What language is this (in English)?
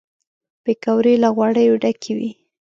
Pashto